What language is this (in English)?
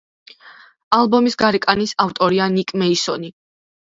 Georgian